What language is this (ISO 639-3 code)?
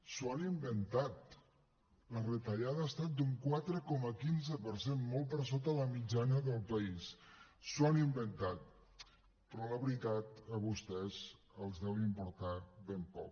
cat